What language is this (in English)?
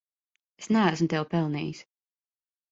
Latvian